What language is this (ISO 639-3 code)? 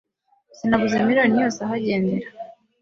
kin